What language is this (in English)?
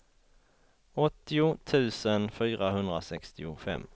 Swedish